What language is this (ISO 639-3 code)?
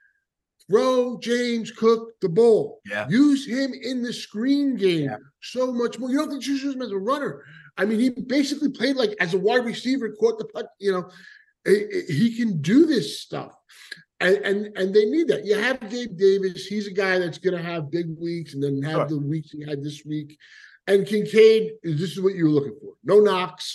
eng